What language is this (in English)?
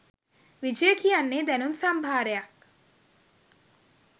Sinhala